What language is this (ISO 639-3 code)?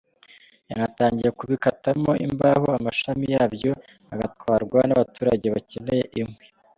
kin